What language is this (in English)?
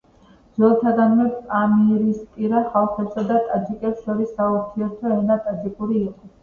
Georgian